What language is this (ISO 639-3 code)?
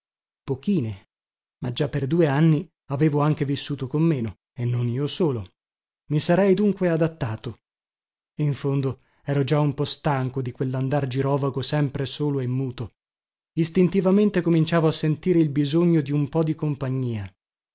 ita